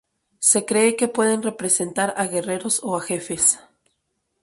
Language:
Spanish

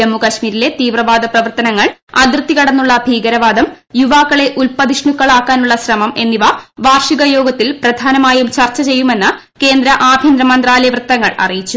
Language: Malayalam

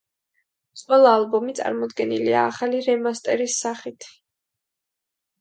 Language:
Georgian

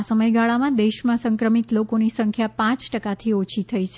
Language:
Gujarati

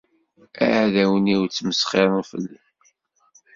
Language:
Kabyle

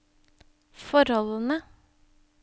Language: Norwegian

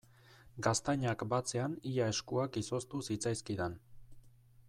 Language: Basque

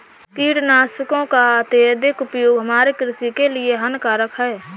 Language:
Hindi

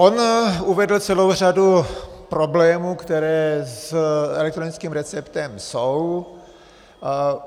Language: Czech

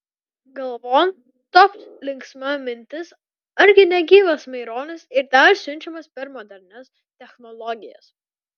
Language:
Lithuanian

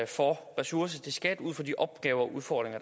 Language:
Danish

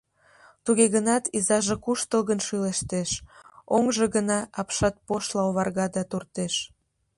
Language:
Mari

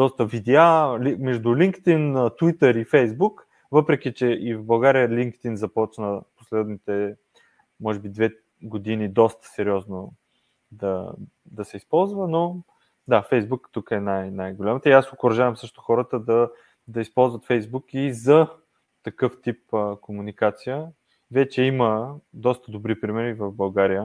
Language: Bulgarian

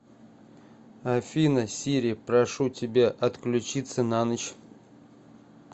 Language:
Russian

